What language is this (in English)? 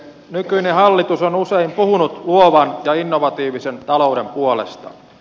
Finnish